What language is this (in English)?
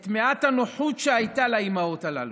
Hebrew